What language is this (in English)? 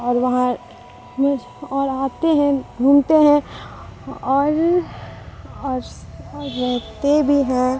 Urdu